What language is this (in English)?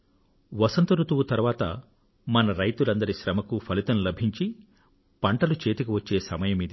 Telugu